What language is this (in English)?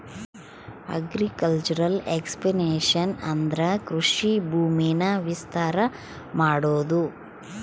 Kannada